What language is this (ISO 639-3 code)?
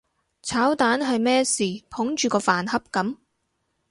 yue